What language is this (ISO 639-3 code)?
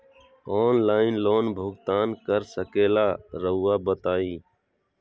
mag